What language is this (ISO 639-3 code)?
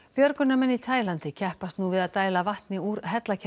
isl